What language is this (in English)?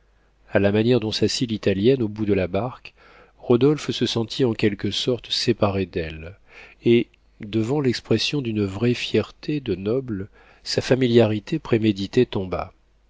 French